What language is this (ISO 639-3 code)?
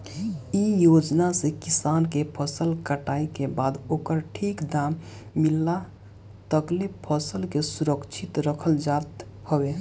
bho